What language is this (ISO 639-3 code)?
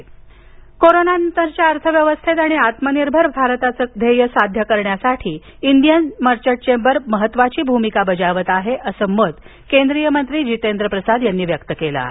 mar